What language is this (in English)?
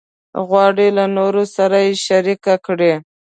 Pashto